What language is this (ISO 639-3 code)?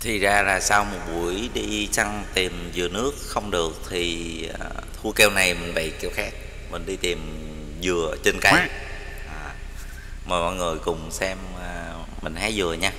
vie